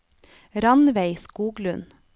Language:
Norwegian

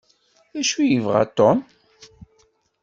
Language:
Kabyle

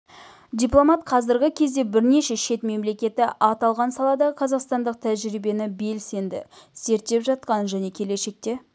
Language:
Kazakh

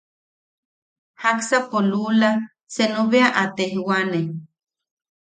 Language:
Yaqui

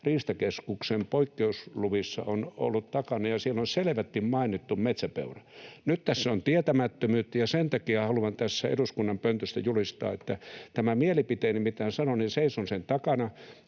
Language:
Finnish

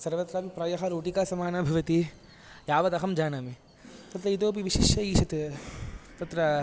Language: Sanskrit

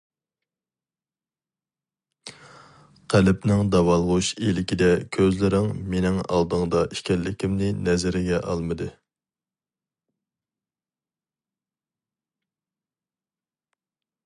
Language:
Uyghur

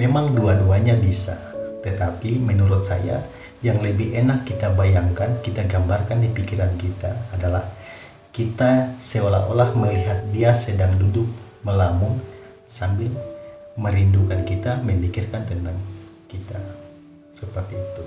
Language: Indonesian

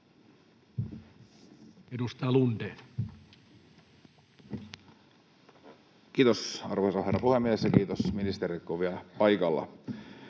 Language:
Finnish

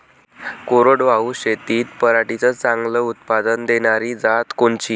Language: Marathi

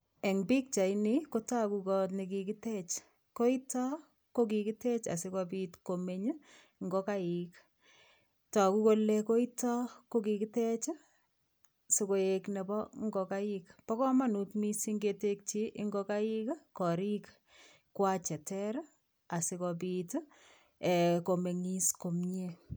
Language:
Kalenjin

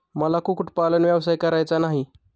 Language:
Marathi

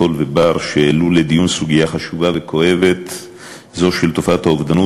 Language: Hebrew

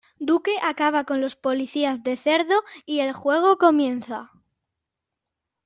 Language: Spanish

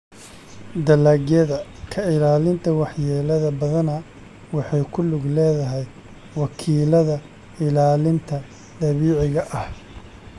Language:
Somali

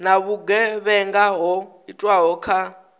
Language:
Venda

